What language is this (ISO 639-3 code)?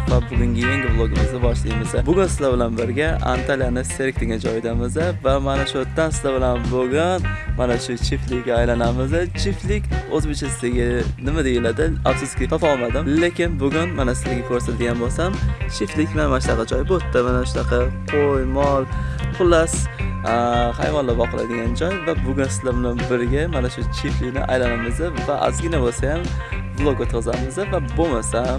tur